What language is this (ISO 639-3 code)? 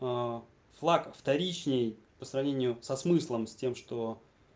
rus